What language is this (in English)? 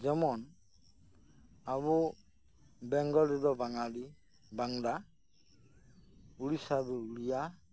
Santali